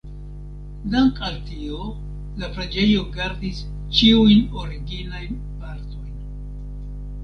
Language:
Esperanto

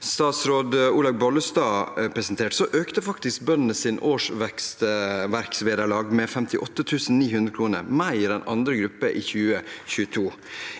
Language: Norwegian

